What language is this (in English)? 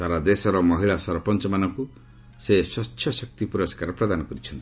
Odia